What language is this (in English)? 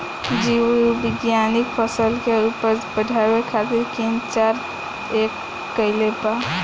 Bhojpuri